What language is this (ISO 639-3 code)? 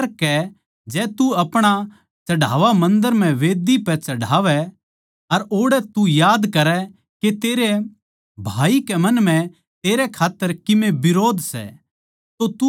bgc